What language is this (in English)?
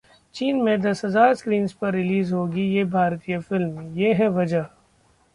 Hindi